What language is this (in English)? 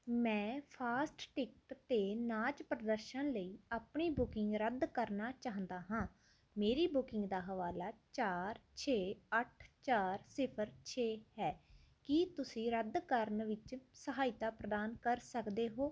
Punjabi